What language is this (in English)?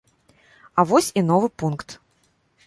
Belarusian